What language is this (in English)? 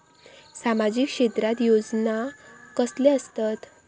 Marathi